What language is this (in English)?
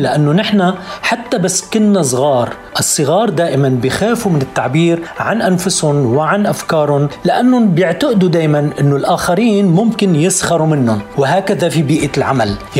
Arabic